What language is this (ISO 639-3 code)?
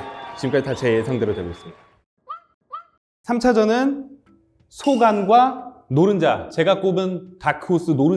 kor